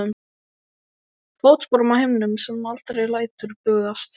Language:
Icelandic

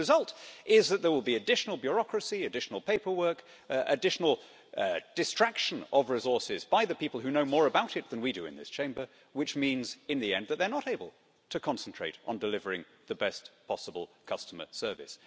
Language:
English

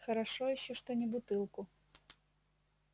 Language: Russian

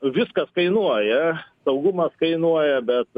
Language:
Lithuanian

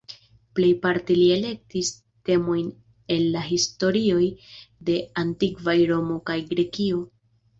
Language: Esperanto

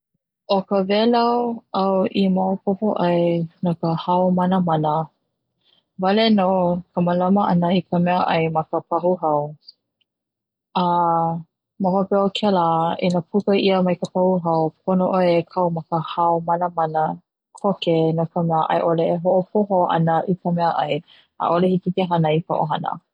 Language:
Hawaiian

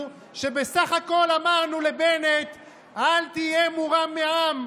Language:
Hebrew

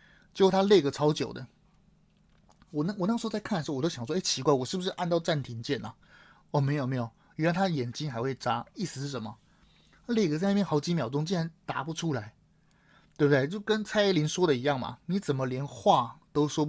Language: Chinese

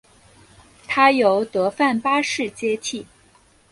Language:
Chinese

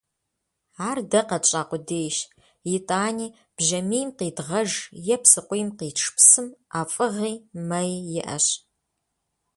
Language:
Kabardian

